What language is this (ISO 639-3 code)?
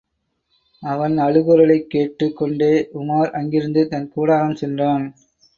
tam